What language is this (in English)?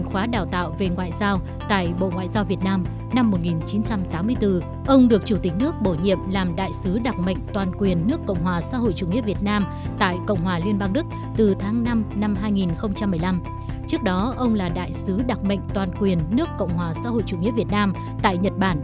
Vietnamese